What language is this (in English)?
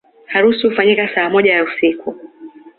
Swahili